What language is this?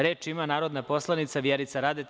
Serbian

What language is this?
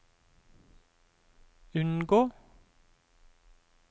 Norwegian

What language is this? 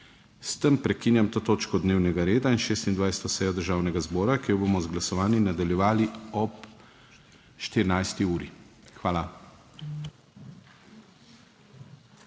Slovenian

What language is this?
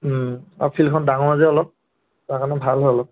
Assamese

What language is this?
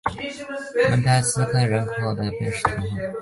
Chinese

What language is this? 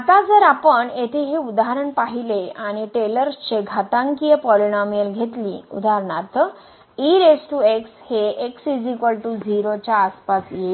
Marathi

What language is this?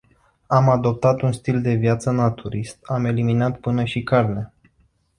Romanian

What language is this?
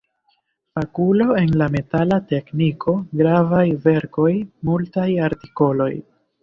Esperanto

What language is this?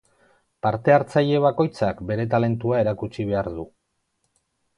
Basque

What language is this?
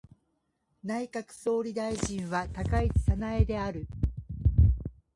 Japanese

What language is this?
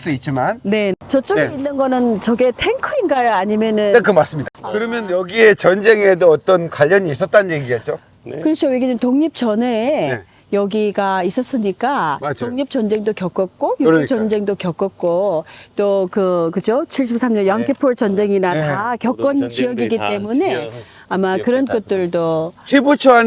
Korean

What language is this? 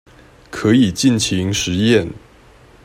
Chinese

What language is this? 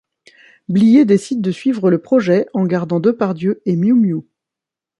French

